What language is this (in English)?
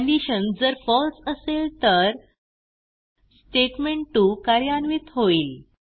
Marathi